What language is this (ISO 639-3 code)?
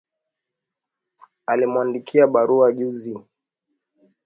swa